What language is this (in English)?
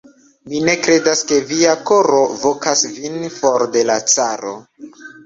Esperanto